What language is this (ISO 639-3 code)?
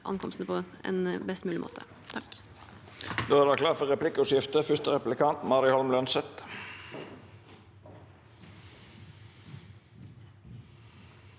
nor